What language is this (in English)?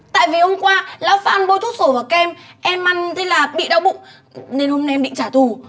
Vietnamese